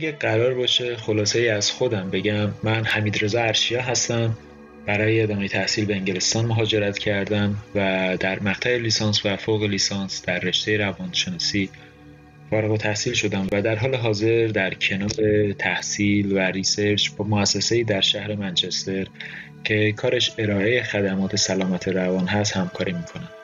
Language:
Persian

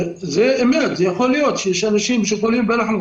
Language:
Hebrew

